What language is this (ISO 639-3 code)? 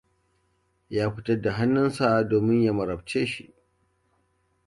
hau